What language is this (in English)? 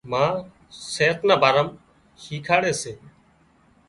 Wadiyara Koli